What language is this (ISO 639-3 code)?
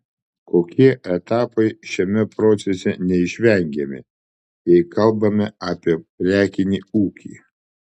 lit